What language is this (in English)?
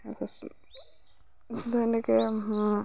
Assamese